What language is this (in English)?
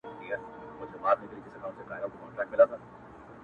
Pashto